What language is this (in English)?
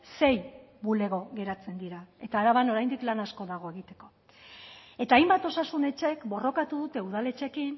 Basque